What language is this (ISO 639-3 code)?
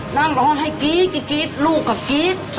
tha